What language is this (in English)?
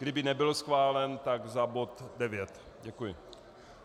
Czech